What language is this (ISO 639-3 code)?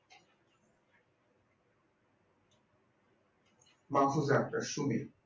ben